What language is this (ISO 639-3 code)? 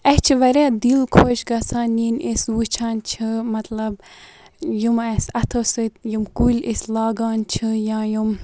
kas